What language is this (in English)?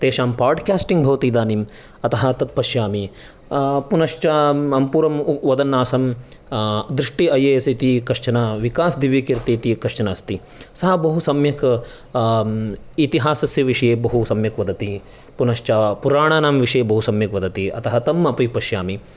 Sanskrit